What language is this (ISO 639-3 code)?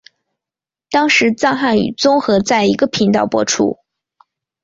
zho